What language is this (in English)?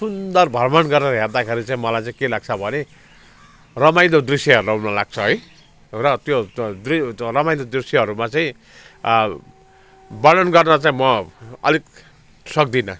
Nepali